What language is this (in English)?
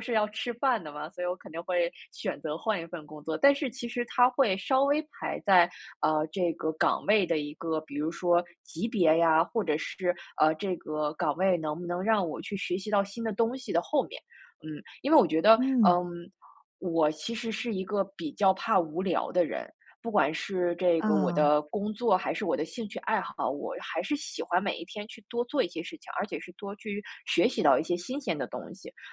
Chinese